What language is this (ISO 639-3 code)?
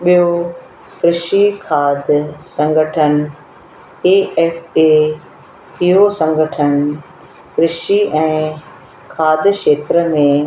snd